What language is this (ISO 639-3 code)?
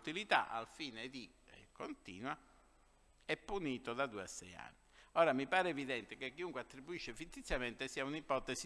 ita